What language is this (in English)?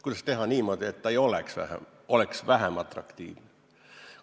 Estonian